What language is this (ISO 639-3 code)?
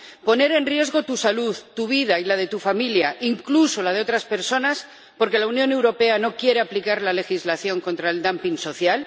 spa